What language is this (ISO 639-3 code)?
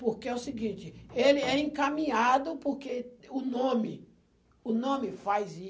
por